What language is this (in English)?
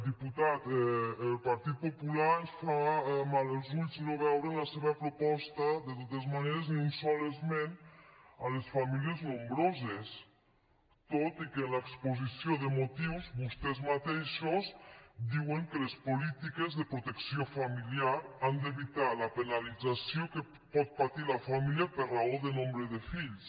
Catalan